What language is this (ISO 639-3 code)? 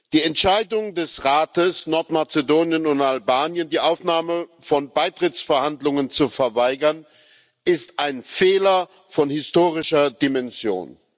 deu